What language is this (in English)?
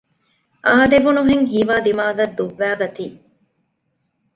Divehi